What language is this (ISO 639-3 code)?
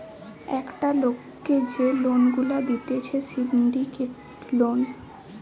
ben